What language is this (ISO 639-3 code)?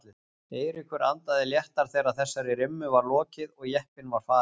isl